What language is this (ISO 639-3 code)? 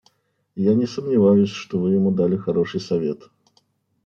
rus